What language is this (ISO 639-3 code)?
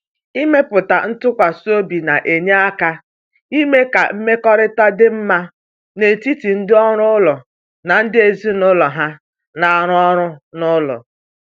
ibo